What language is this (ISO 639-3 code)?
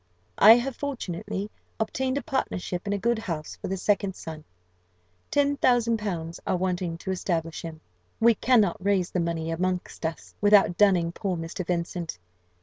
eng